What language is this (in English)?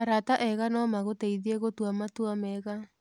Kikuyu